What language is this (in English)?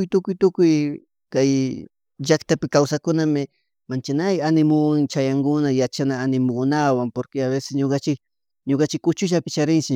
Chimborazo Highland Quichua